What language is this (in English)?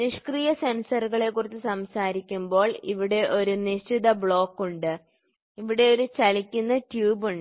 Malayalam